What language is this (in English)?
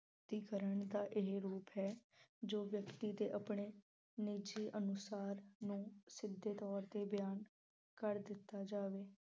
Punjabi